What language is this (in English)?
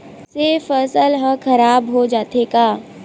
Chhattisgarhi